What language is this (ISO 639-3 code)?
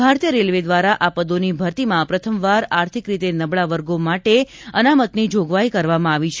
guj